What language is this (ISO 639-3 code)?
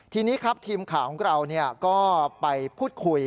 tha